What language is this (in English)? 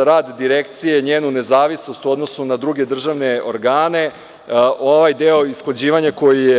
Serbian